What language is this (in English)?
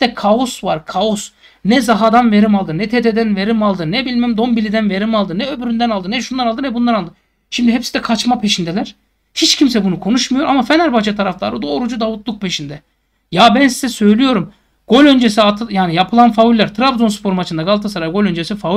Turkish